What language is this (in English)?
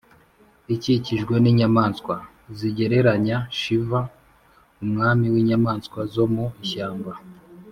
Kinyarwanda